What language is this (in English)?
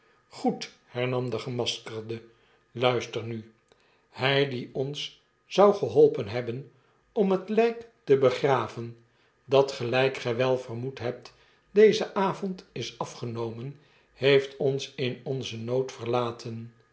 Dutch